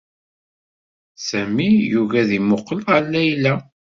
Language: Kabyle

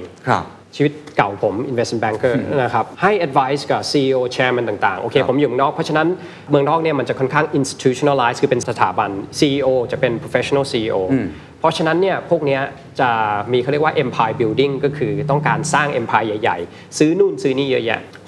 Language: Thai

